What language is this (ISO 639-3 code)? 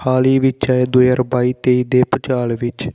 pan